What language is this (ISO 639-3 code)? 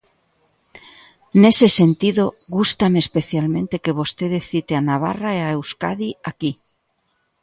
glg